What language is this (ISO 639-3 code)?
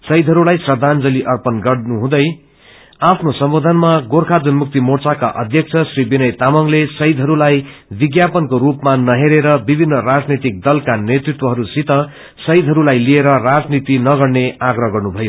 nep